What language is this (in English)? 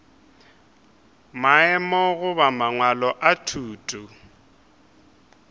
Northern Sotho